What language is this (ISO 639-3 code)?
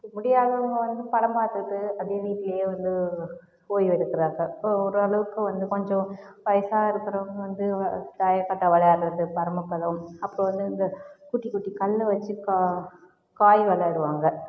tam